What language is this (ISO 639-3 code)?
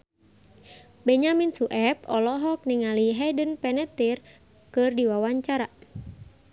sun